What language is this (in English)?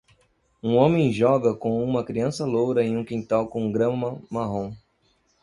Portuguese